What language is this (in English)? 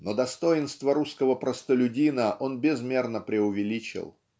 Russian